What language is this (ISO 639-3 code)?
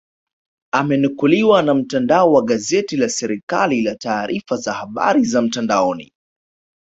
swa